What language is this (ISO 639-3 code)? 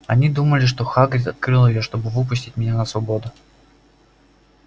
rus